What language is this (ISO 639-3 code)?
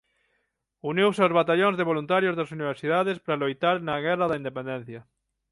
glg